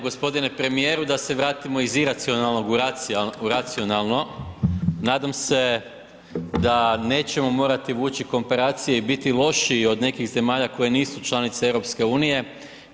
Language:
Croatian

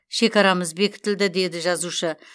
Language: Kazakh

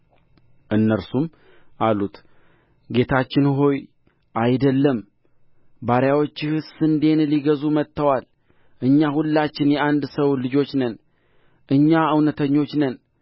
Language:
Amharic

